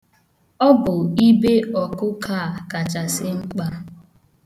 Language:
Igbo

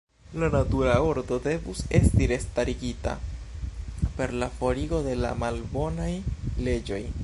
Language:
Esperanto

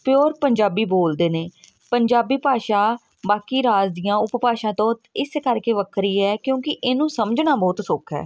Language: Punjabi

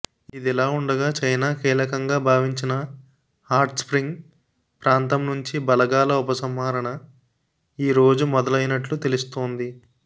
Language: Telugu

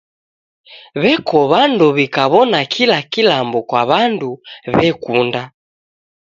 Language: Taita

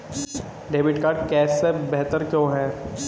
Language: Hindi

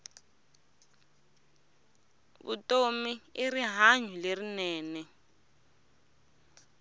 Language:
Tsonga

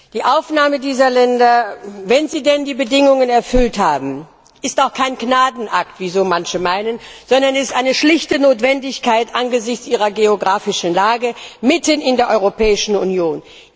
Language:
German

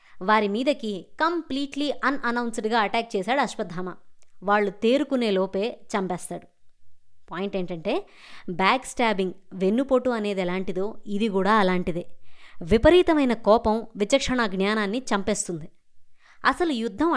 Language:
Telugu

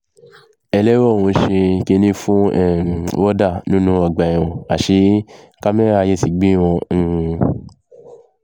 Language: Yoruba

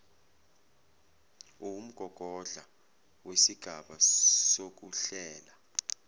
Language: Zulu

